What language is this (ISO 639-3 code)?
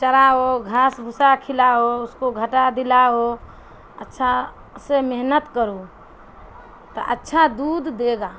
urd